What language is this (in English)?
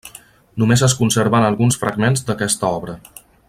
Catalan